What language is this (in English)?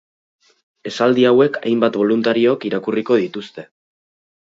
Basque